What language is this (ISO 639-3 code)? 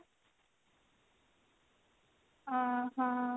ori